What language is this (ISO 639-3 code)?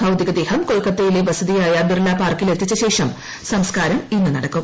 mal